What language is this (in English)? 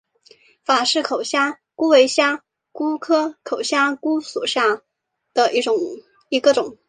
Chinese